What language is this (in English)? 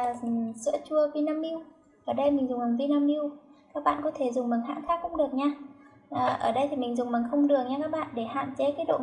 Vietnamese